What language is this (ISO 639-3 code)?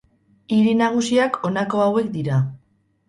eus